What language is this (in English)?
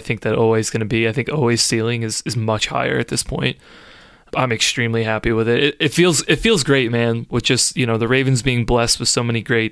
English